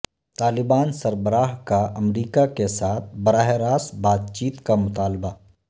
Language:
Urdu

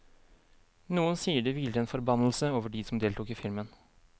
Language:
Norwegian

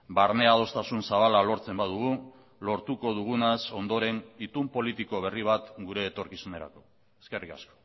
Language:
Basque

